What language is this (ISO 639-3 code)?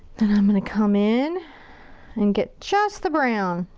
eng